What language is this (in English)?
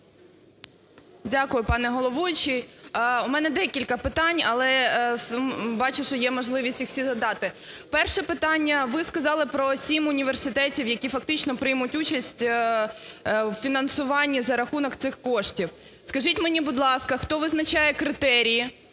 Ukrainian